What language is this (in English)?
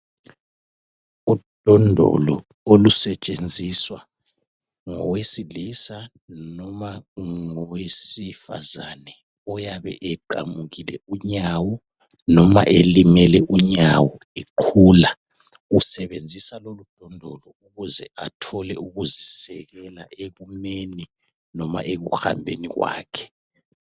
North Ndebele